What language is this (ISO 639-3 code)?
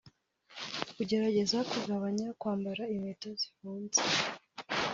kin